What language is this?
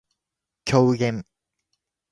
Japanese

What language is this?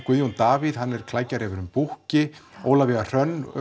Icelandic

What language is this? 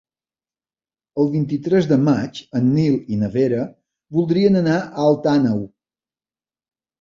Catalan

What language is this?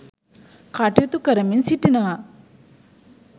Sinhala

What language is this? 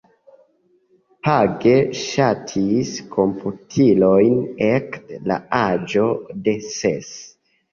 Esperanto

